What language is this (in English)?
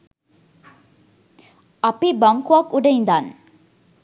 Sinhala